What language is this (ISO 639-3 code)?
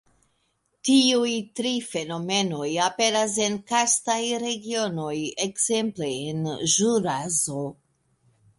epo